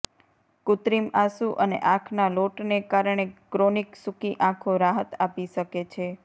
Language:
Gujarati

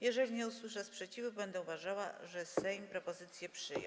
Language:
Polish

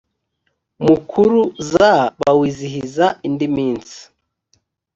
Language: Kinyarwanda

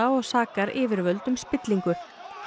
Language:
Icelandic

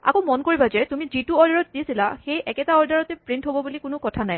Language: Assamese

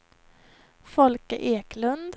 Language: Swedish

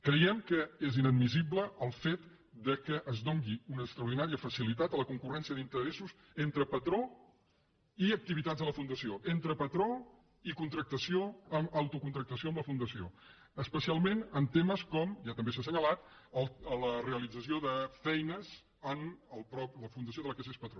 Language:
Catalan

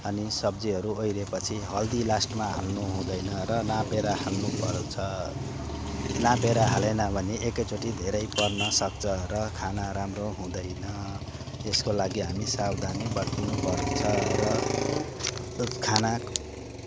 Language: Nepali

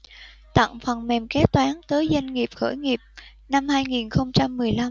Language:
Vietnamese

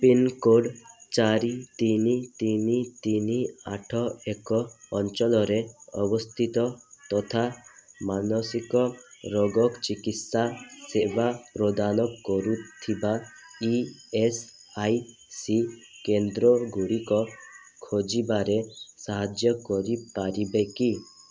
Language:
Odia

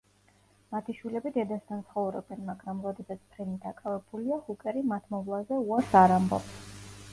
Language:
Georgian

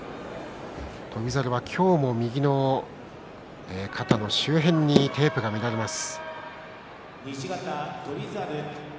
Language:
Japanese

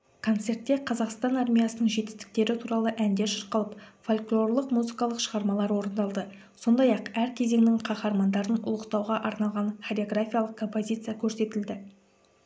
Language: Kazakh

